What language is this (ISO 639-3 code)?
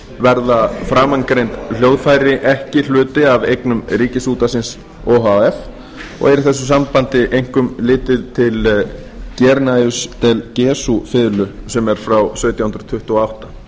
isl